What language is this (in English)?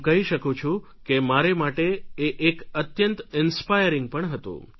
Gujarati